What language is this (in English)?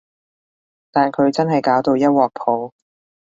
Cantonese